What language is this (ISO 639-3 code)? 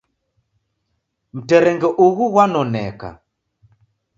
dav